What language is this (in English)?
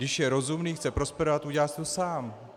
Czech